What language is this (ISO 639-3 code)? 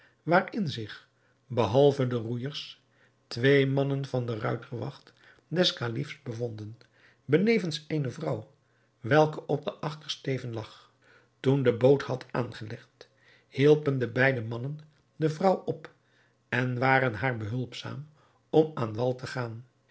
nld